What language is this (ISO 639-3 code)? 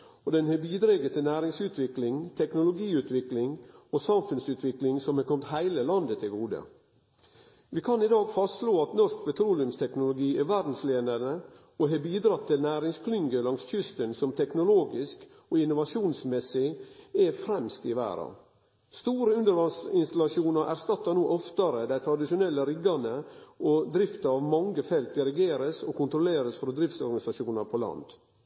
nno